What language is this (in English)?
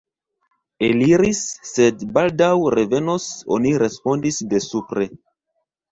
Esperanto